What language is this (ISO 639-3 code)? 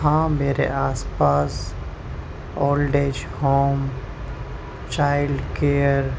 urd